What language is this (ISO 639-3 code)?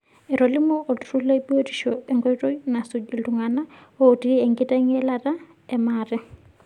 mas